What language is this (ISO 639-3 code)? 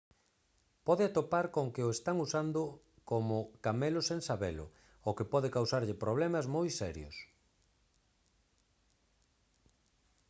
glg